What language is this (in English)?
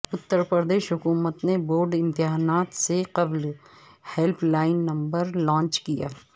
Urdu